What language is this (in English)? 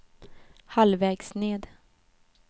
Swedish